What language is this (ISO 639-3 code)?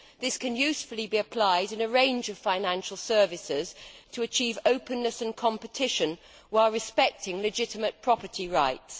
eng